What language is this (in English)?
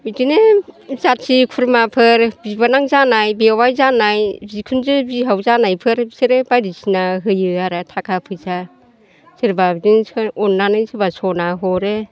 Bodo